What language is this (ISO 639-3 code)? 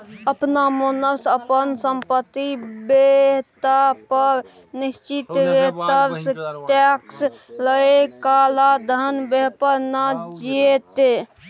mai